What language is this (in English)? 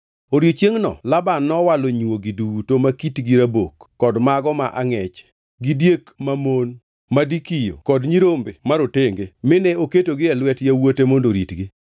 Luo (Kenya and Tanzania)